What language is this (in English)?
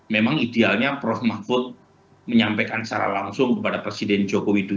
Indonesian